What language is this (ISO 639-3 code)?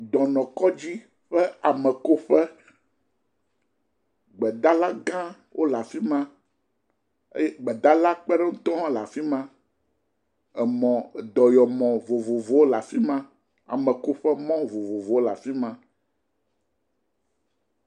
ewe